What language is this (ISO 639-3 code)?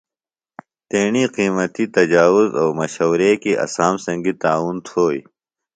phl